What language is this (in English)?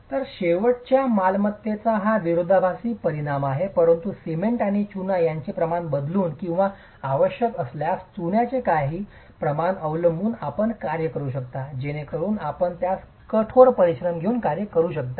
Marathi